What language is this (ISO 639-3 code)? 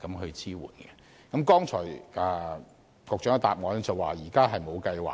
yue